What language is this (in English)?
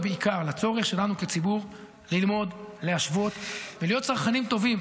Hebrew